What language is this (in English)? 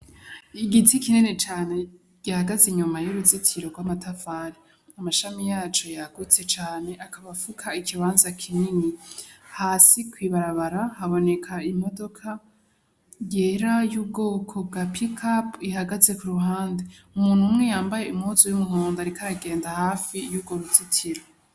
Rundi